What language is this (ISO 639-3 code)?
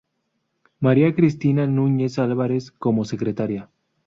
spa